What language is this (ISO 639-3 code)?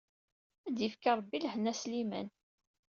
kab